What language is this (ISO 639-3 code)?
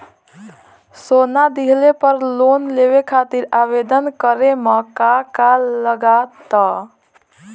bho